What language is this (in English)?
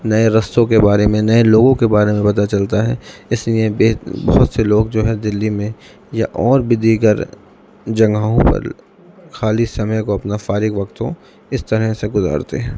Urdu